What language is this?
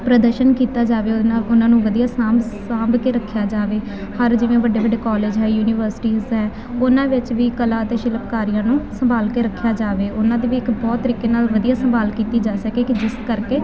Punjabi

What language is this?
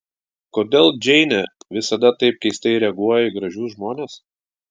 Lithuanian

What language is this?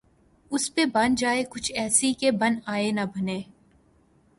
Urdu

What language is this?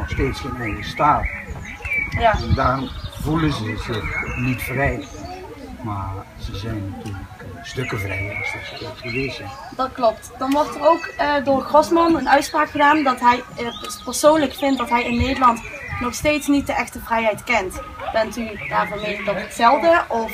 Dutch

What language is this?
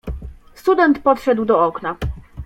Polish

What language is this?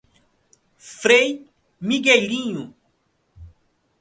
Portuguese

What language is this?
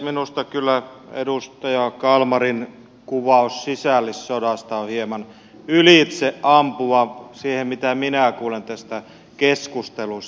Finnish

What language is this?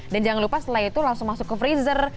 Indonesian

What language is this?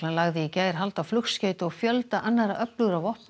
Icelandic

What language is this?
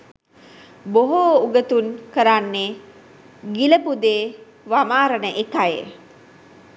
Sinhala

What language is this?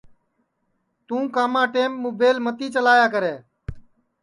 Sansi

